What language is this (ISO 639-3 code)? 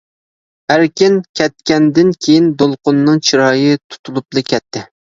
uig